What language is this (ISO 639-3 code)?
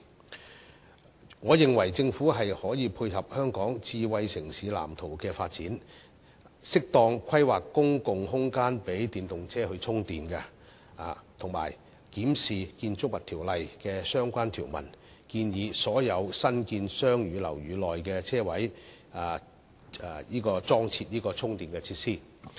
yue